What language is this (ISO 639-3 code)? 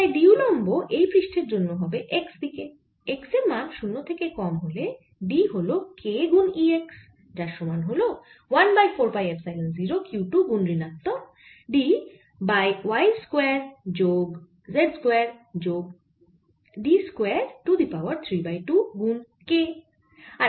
ben